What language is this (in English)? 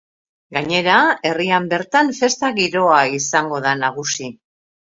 Basque